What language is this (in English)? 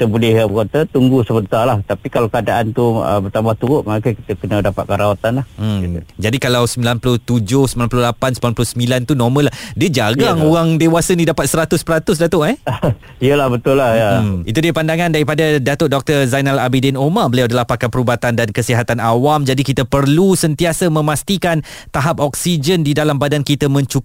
Malay